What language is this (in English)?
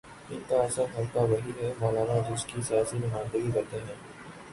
Urdu